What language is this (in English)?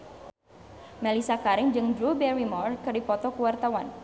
Sundanese